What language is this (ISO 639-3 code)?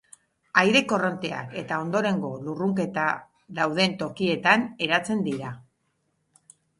eus